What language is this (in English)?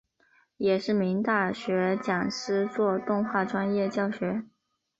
Chinese